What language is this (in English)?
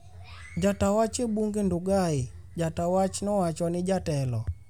Luo (Kenya and Tanzania)